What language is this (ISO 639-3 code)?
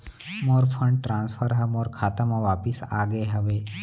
hne